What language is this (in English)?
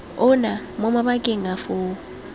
Tswana